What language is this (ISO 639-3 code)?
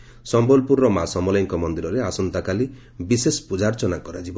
ori